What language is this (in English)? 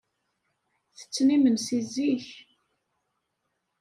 Kabyle